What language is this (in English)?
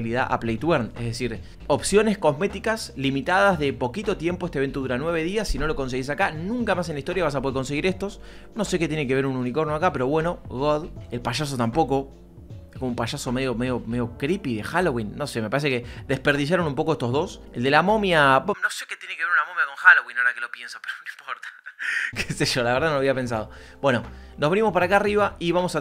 Spanish